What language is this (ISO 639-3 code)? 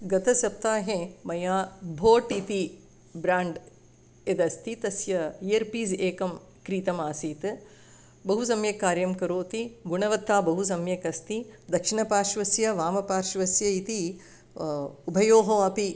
san